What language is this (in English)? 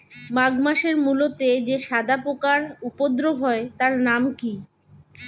Bangla